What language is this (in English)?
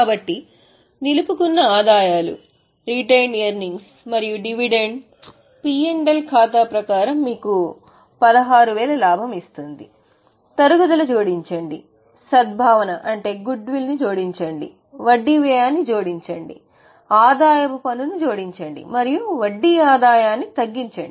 Telugu